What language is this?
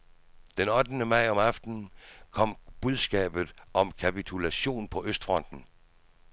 Danish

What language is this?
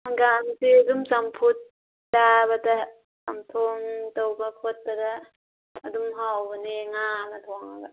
Manipuri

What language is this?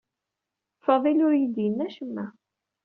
Kabyle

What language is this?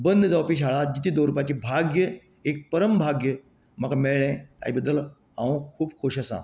Konkani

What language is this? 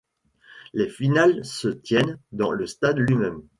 French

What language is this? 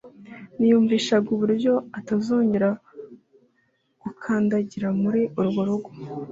Kinyarwanda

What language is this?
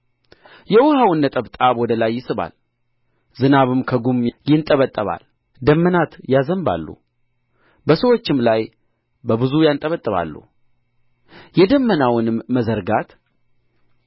Amharic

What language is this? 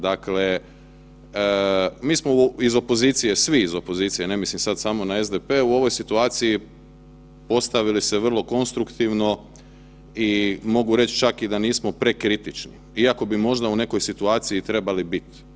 Croatian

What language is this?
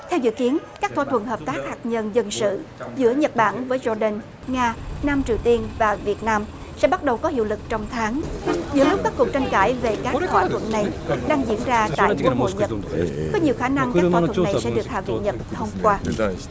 Vietnamese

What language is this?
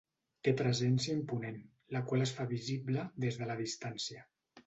Catalan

